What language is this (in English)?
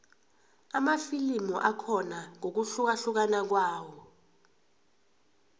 South Ndebele